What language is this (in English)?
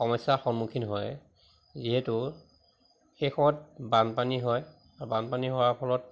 Assamese